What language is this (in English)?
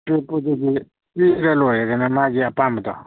Manipuri